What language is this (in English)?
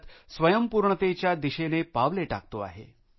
Marathi